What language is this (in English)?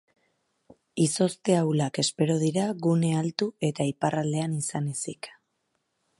Basque